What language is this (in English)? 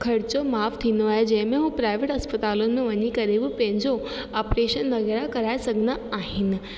Sindhi